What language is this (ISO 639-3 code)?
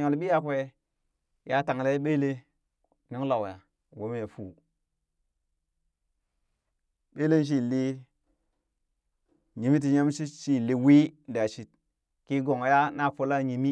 bys